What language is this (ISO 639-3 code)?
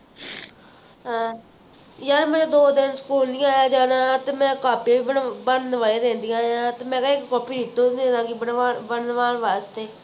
pan